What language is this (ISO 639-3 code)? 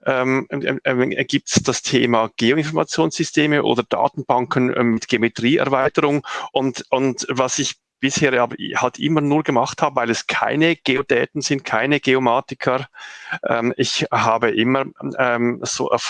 deu